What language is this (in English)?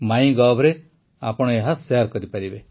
Odia